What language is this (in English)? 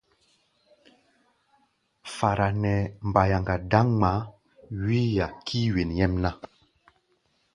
Gbaya